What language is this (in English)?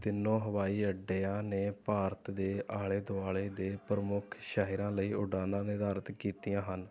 Punjabi